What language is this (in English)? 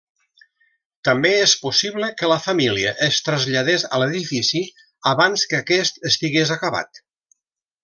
Catalan